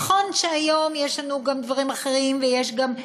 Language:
Hebrew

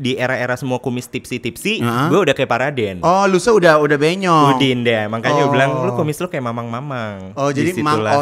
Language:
Indonesian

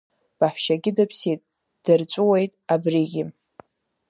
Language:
Abkhazian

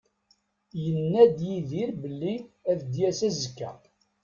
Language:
Kabyle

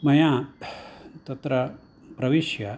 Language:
Sanskrit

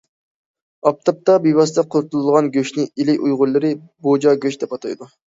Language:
Uyghur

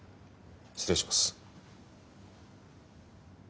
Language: Japanese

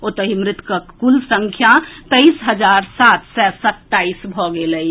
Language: Maithili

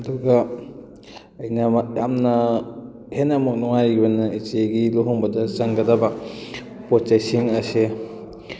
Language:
Manipuri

